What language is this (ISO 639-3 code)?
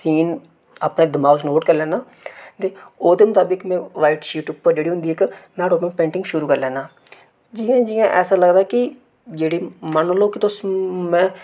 doi